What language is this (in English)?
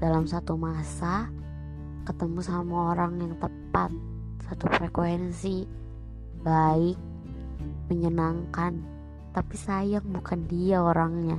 Indonesian